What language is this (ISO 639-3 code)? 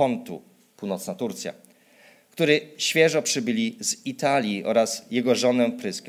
pol